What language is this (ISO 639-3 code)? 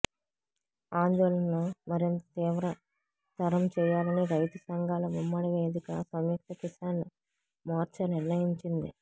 tel